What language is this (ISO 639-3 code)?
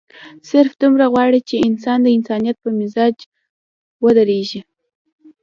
pus